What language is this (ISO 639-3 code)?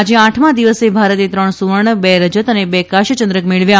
guj